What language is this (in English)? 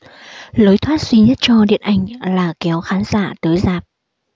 Vietnamese